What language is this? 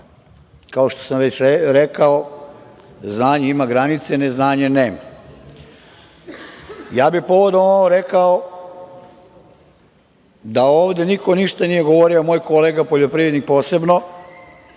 Serbian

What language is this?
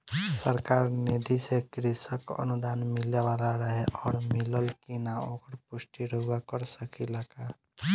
Bhojpuri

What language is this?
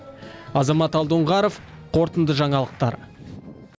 Kazakh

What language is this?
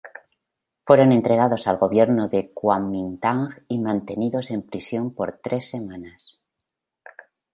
Spanish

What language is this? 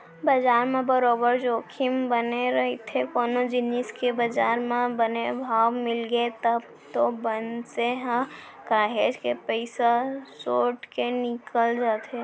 Chhattisgarhi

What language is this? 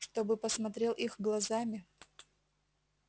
Russian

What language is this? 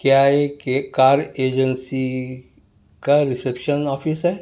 Urdu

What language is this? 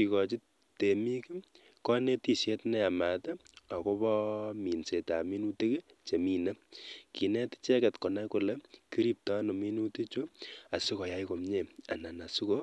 Kalenjin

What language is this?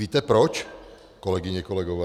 Czech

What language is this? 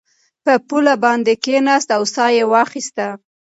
Pashto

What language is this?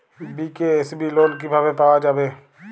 Bangla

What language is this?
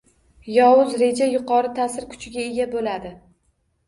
Uzbek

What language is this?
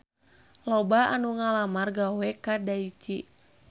Sundanese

